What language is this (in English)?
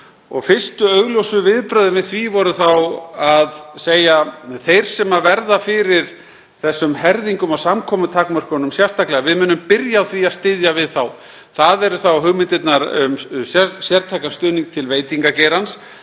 Icelandic